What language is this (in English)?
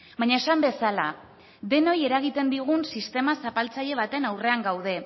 Basque